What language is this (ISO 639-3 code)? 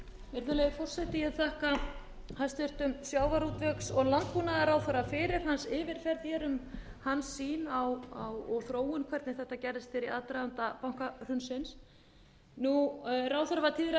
isl